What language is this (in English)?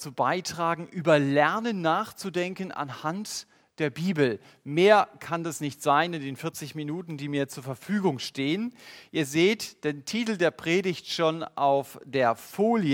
German